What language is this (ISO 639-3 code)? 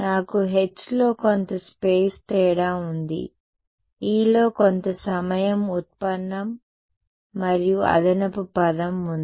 tel